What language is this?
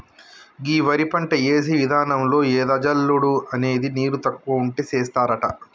Telugu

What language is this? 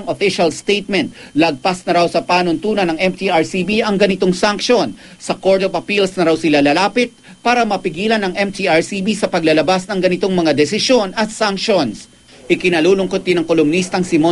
Filipino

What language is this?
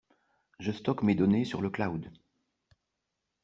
French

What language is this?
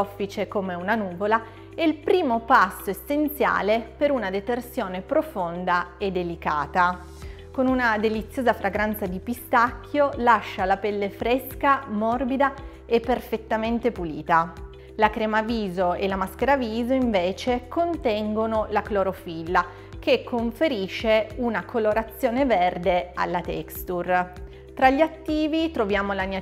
Italian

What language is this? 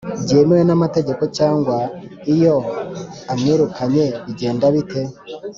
Kinyarwanda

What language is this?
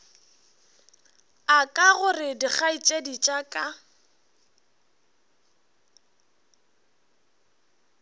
Northern Sotho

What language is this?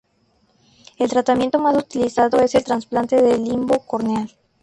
Spanish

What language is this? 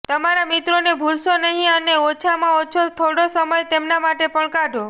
Gujarati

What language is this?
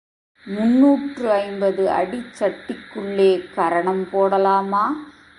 Tamil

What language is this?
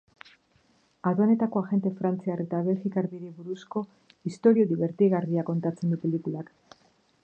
Basque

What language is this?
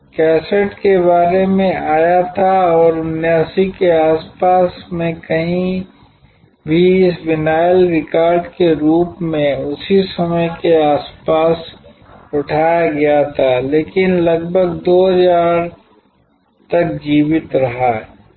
Hindi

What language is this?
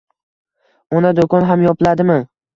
Uzbek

